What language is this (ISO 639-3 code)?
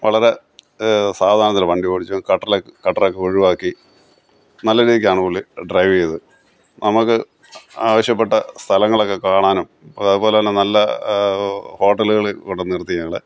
mal